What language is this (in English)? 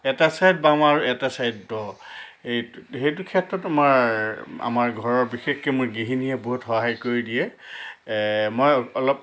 Assamese